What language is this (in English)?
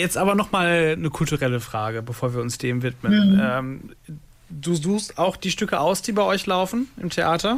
German